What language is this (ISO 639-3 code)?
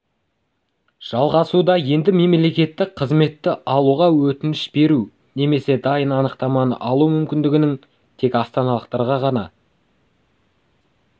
kaz